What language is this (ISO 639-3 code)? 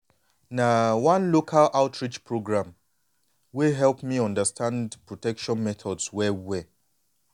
pcm